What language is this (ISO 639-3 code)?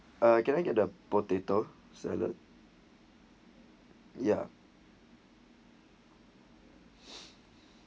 eng